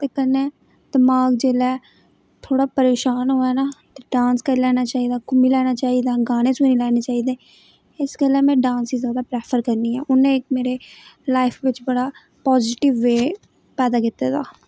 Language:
Dogri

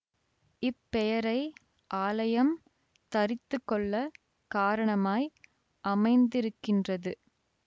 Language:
Tamil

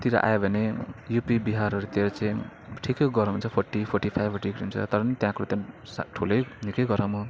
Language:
Nepali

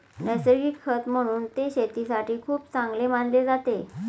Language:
Marathi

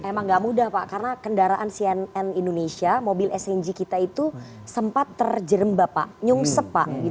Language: Indonesian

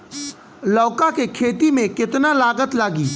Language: Bhojpuri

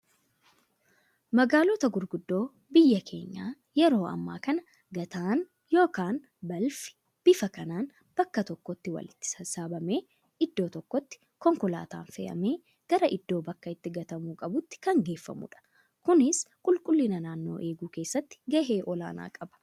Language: Oromo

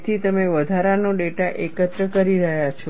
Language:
Gujarati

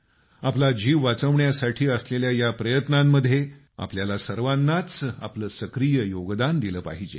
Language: Marathi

